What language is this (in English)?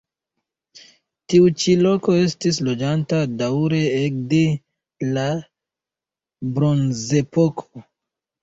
Esperanto